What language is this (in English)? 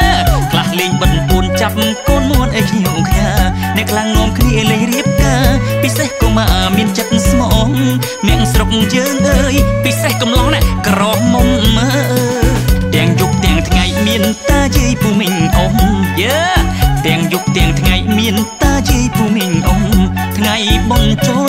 Thai